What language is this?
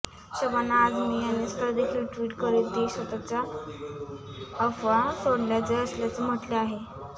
Marathi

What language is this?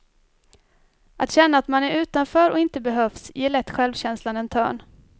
Swedish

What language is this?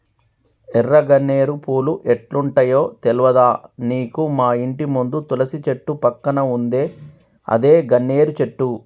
Telugu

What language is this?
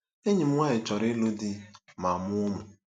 Igbo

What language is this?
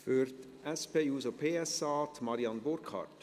Swiss German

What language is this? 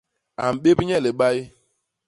Basaa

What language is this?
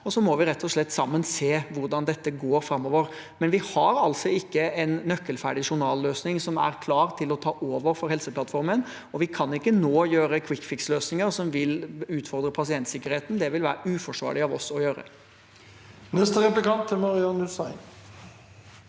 Norwegian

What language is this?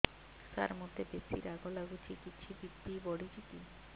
Odia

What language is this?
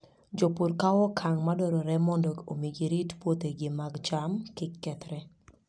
Luo (Kenya and Tanzania)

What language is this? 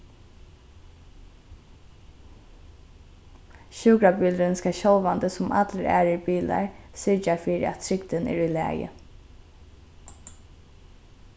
Faroese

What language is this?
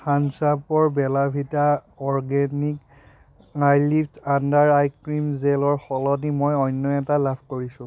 Assamese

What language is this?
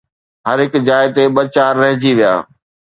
Sindhi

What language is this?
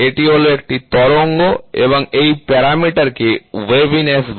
Bangla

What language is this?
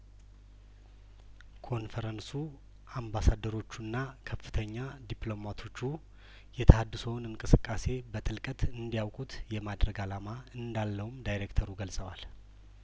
Amharic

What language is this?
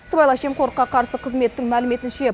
Kazakh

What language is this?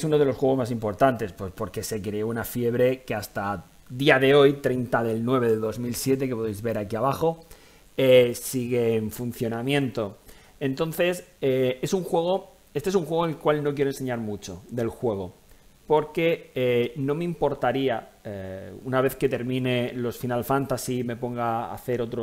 Spanish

